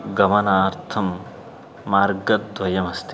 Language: Sanskrit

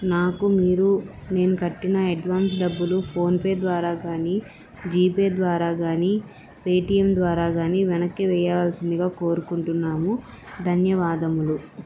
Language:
Telugu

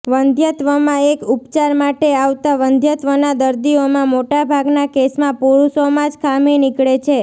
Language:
Gujarati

